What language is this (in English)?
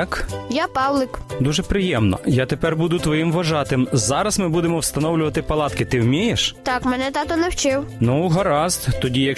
Ukrainian